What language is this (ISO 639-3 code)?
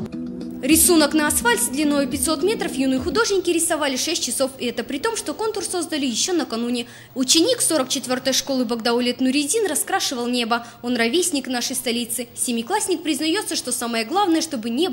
rus